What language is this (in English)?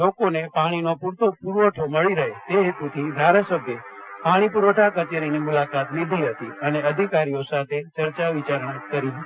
Gujarati